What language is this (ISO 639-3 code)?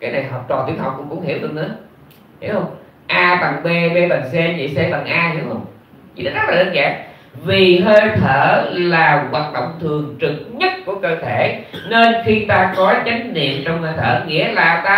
vie